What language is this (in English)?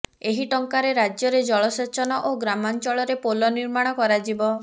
Odia